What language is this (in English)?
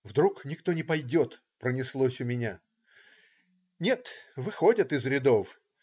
Russian